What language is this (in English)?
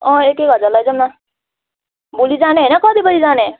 Nepali